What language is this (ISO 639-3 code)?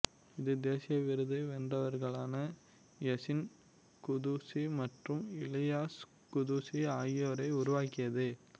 tam